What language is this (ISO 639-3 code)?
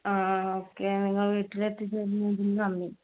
mal